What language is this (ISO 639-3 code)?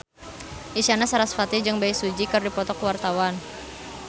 sun